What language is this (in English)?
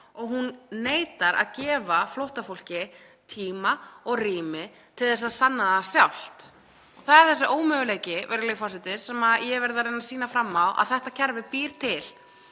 Icelandic